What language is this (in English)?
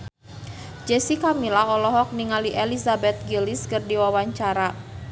Sundanese